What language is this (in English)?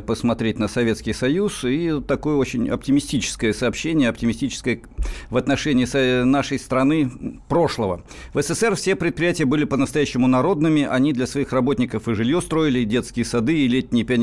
Russian